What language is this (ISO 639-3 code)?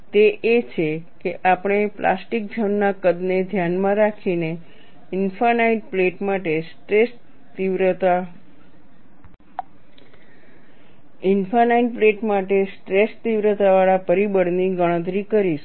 guj